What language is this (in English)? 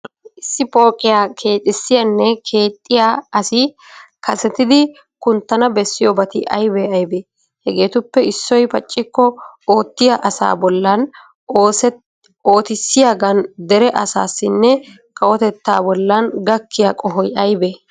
Wolaytta